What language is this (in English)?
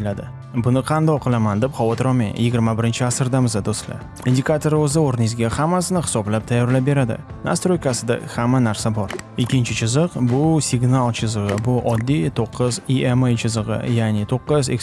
Uzbek